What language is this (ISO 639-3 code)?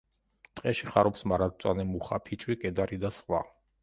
kat